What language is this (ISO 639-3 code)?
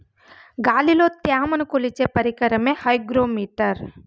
tel